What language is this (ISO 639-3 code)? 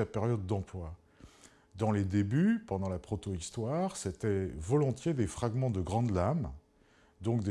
fra